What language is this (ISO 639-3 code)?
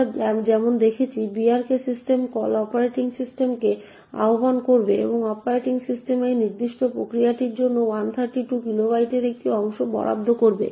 ben